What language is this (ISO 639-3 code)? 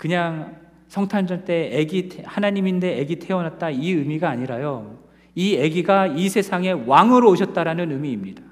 kor